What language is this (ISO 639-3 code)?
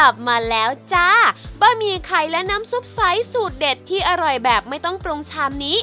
tha